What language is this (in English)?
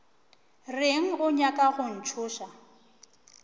Northern Sotho